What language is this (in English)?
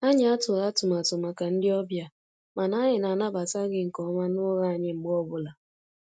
Igbo